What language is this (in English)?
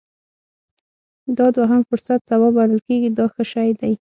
Pashto